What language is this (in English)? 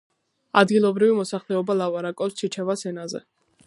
Georgian